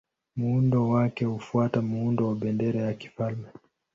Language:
Swahili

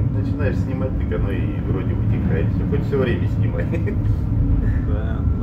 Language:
Russian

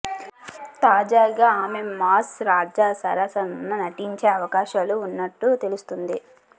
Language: Telugu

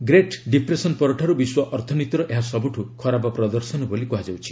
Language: Odia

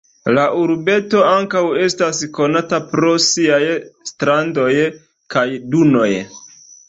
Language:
Esperanto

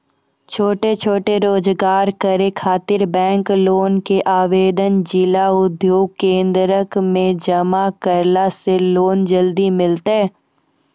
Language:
Maithili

